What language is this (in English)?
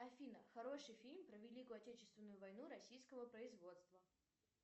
Russian